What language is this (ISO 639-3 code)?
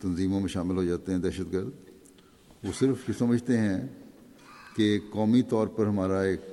urd